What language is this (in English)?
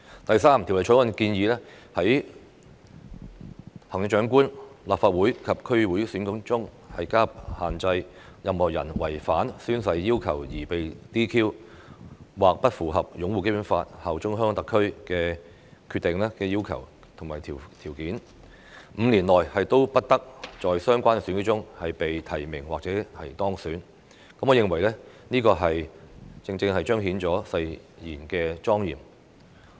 Cantonese